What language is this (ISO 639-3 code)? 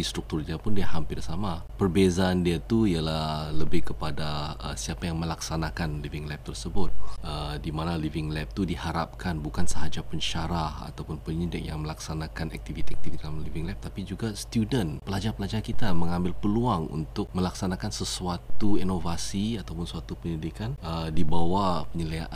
msa